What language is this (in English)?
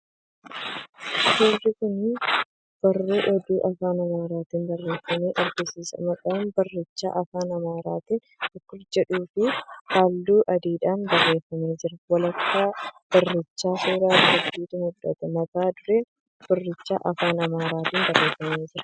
Oromo